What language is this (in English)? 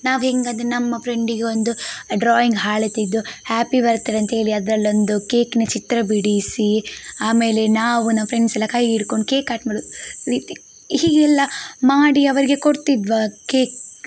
Kannada